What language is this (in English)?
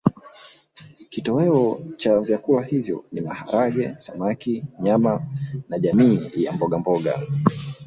Swahili